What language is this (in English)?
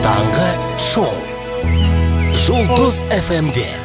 Kazakh